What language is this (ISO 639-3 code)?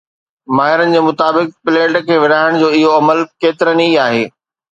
snd